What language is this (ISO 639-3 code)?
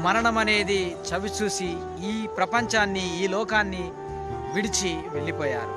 tel